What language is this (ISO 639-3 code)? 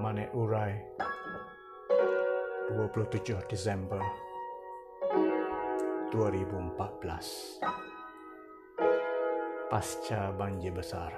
msa